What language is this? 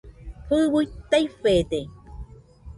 Nüpode Huitoto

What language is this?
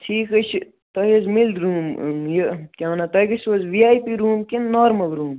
Kashmiri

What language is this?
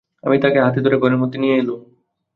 Bangla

